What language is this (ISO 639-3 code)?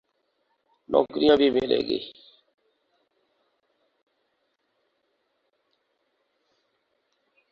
urd